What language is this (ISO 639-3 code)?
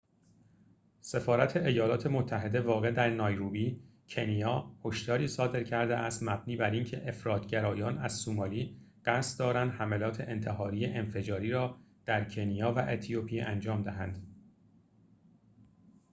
fas